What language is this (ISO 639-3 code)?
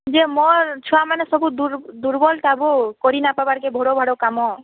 ori